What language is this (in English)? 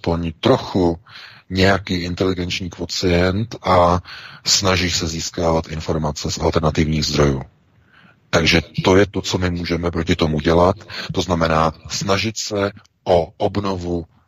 Czech